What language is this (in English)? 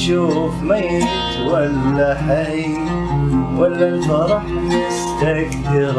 Arabic